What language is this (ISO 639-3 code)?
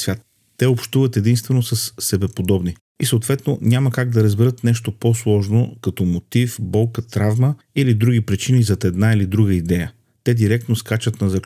bul